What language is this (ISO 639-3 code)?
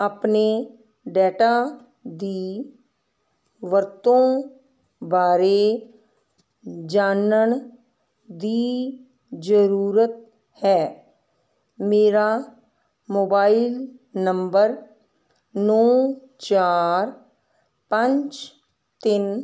pan